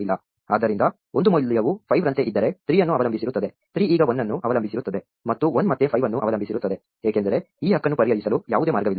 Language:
Kannada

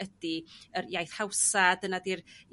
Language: Welsh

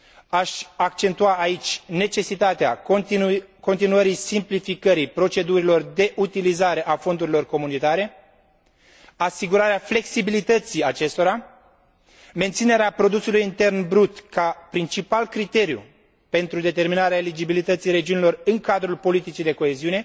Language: Romanian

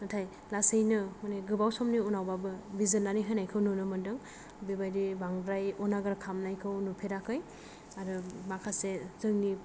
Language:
Bodo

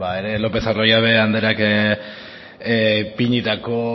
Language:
Basque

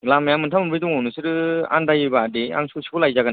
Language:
Bodo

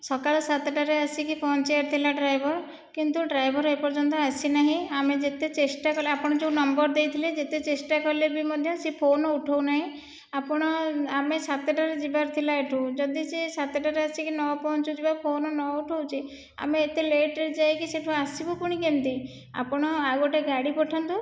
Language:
Odia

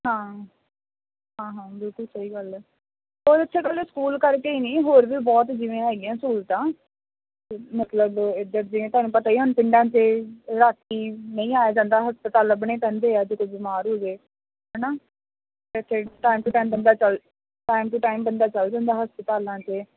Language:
Punjabi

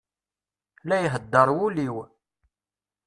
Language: Kabyle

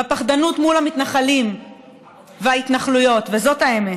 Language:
Hebrew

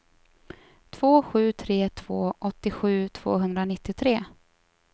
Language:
Swedish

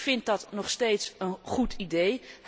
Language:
Dutch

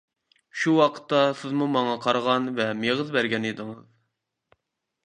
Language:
Uyghur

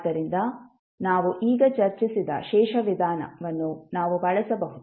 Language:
Kannada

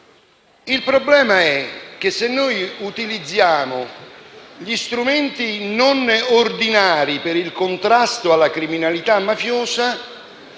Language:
Italian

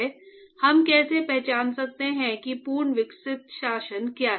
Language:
Hindi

